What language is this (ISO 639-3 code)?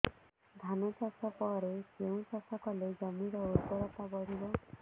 ori